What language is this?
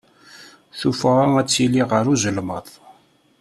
Kabyle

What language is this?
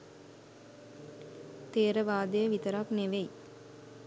Sinhala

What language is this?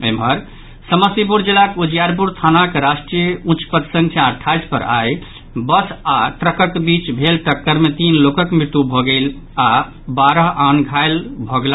Maithili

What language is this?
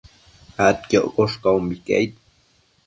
Matsés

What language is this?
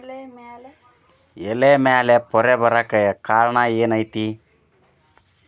Kannada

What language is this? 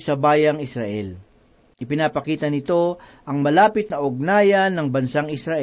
Filipino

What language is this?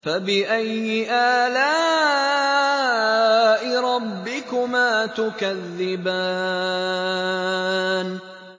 Arabic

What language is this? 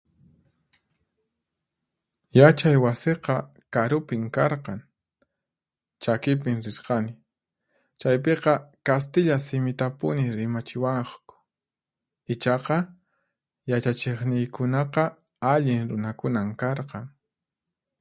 Puno Quechua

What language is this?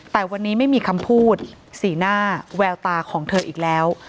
Thai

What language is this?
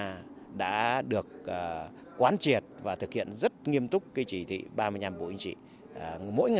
Vietnamese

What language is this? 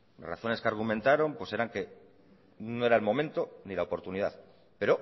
Spanish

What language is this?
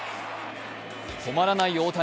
Japanese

